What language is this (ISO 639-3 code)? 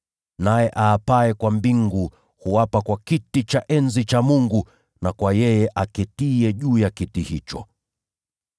swa